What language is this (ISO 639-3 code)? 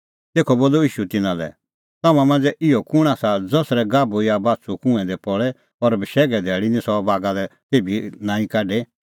kfx